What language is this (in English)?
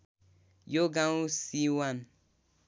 Nepali